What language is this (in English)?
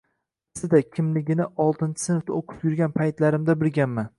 Uzbek